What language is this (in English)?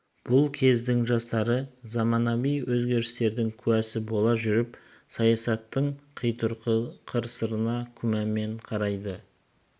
Kazakh